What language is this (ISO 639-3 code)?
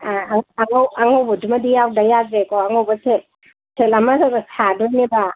mni